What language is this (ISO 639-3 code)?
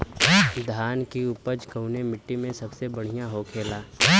bho